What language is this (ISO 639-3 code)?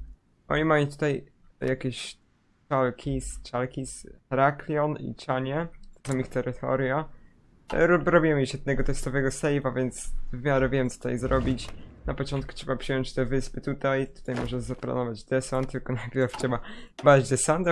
pol